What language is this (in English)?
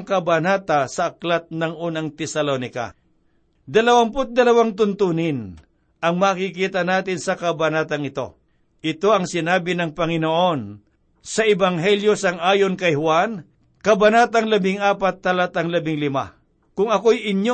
Filipino